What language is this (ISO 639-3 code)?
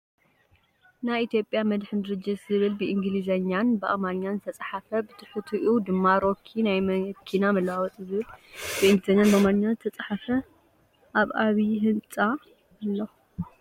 tir